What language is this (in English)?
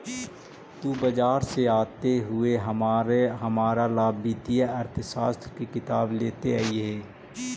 Magahi